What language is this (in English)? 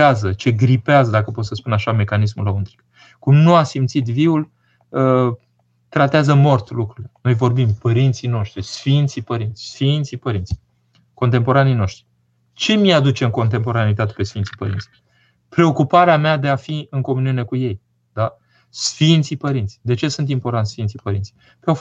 Romanian